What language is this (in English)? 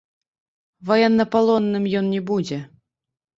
Belarusian